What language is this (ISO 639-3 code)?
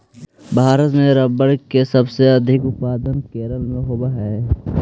mag